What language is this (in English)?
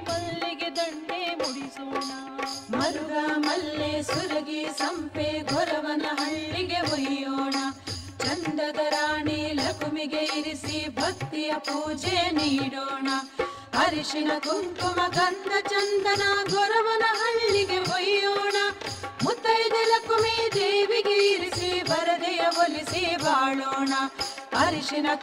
Kannada